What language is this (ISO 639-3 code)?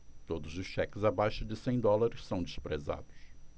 por